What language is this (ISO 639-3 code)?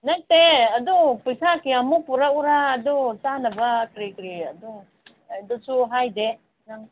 mni